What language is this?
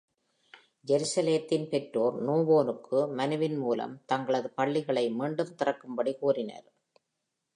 Tamil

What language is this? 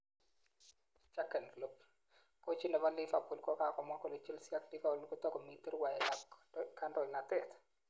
Kalenjin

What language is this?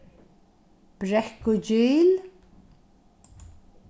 Faroese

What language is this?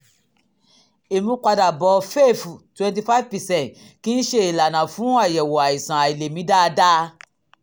Yoruba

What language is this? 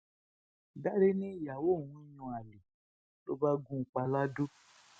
Yoruba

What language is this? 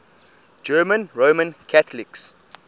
English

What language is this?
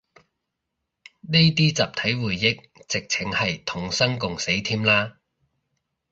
Cantonese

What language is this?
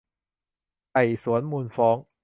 Thai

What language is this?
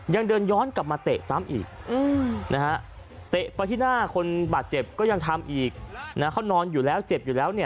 Thai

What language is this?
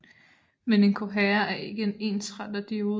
Danish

